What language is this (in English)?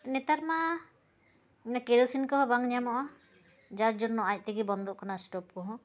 Santali